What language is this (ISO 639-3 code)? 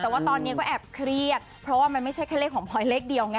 tha